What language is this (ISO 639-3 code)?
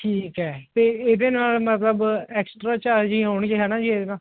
pan